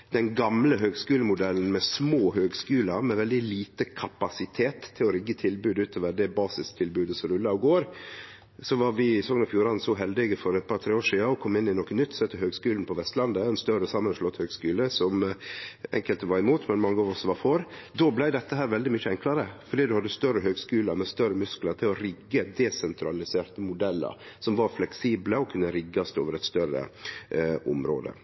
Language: Norwegian Nynorsk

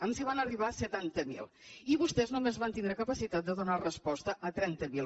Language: Catalan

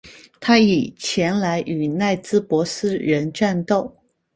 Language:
Chinese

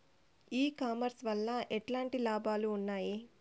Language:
Telugu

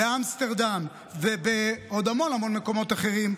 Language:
Hebrew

